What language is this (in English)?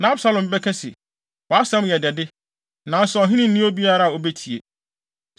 Akan